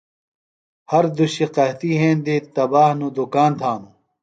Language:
Phalura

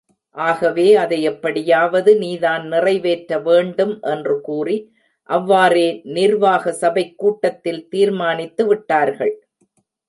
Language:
Tamil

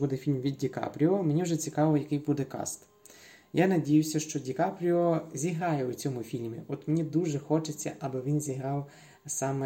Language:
Ukrainian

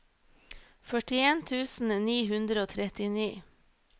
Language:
Norwegian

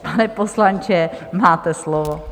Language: Czech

